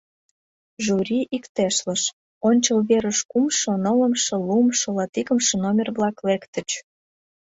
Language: Mari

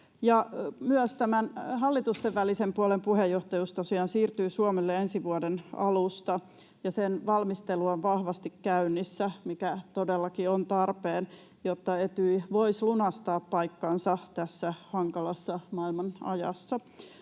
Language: Finnish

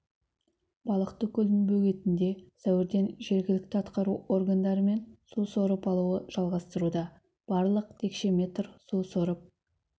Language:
Kazakh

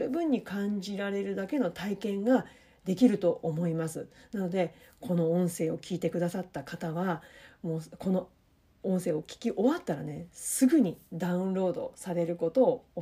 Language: Japanese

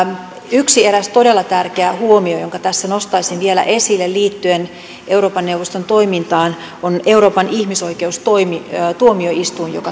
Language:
Finnish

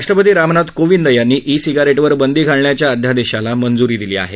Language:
Marathi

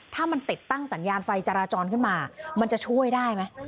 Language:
Thai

